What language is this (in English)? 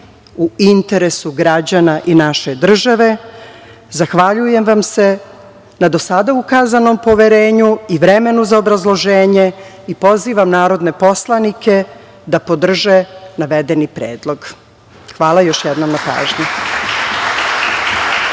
Serbian